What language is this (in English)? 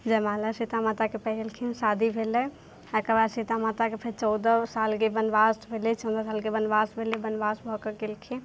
Maithili